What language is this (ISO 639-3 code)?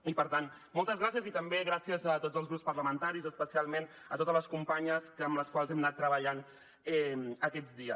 cat